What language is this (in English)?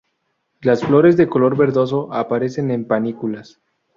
Spanish